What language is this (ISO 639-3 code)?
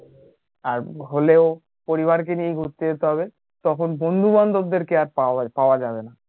ben